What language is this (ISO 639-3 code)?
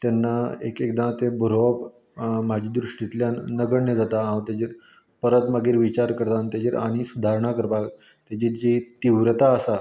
kok